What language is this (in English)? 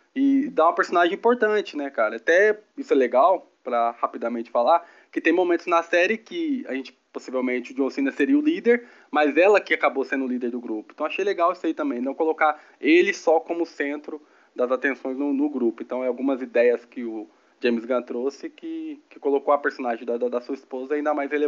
Portuguese